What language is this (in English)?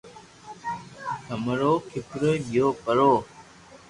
Loarki